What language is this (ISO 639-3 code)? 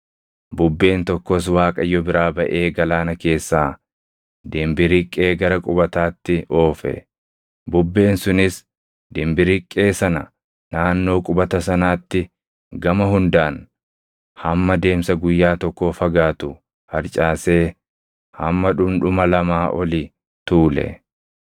orm